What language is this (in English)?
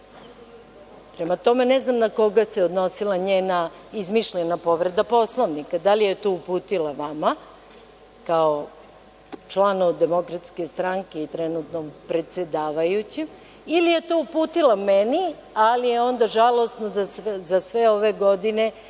Serbian